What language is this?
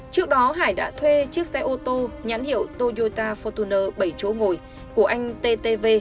Vietnamese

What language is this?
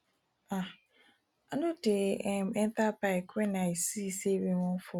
Nigerian Pidgin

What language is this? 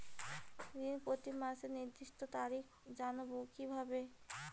Bangla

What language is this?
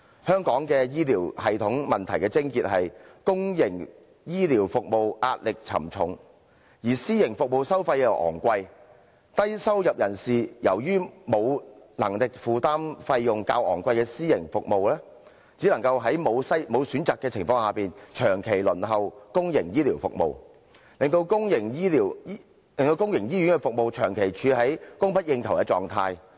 Cantonese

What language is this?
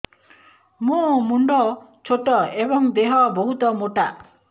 Odia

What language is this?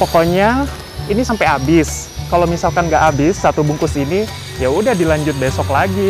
Indonesian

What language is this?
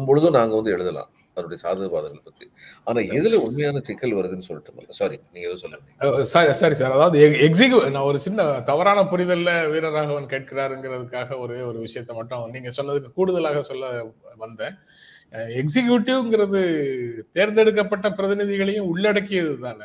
Tamil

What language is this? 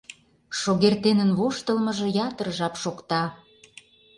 Mari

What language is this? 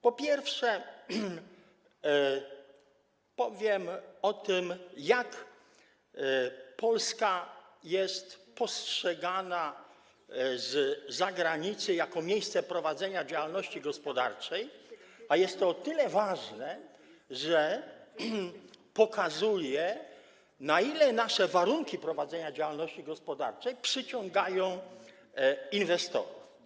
Polish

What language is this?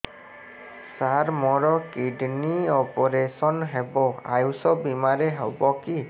Odia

